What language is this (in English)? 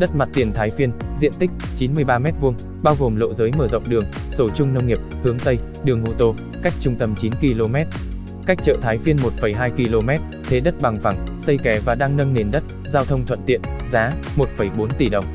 Vietnamese